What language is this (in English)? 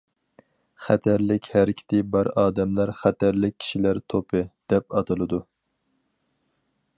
Uyghur